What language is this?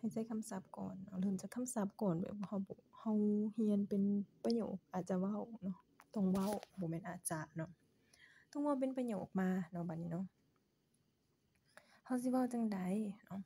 Thai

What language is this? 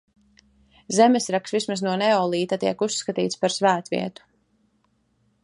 Latvian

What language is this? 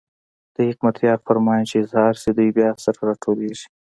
Pashto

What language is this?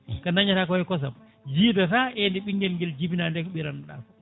Fula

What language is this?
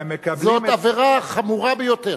Hebrew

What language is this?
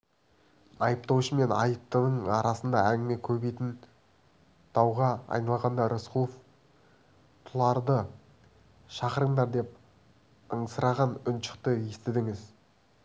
Kazakh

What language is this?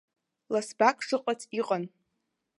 Abkhazian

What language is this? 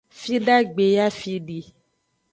Aja (Benin)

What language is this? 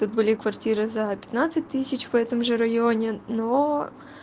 Russian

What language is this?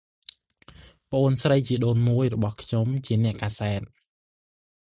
Khmer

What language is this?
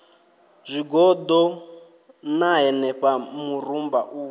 Venda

